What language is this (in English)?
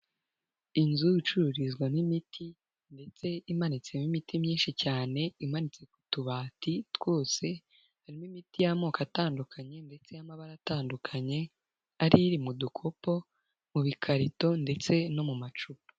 Kinyarwanda